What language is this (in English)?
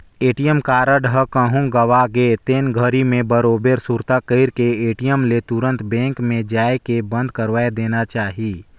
Chhattisgarhi